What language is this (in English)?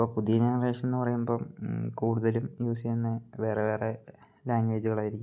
Malayalam